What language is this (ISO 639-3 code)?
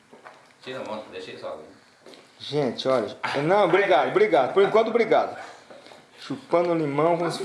por